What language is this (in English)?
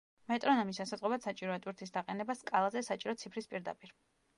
Georgian